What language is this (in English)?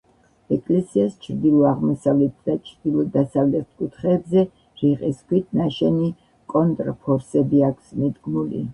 Georgian